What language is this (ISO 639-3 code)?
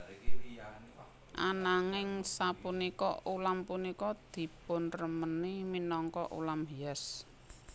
jav